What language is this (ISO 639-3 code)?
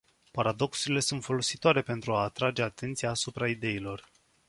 ron